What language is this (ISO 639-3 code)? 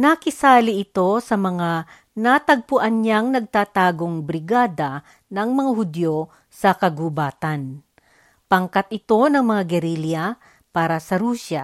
fil